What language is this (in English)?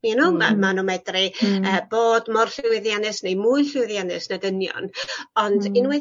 Welsh